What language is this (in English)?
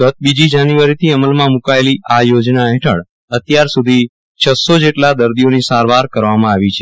Gujarati